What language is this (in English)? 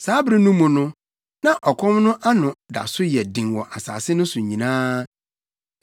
Akan